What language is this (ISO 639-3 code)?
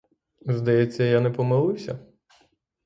ukr